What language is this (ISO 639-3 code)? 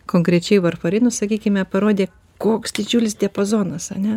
lit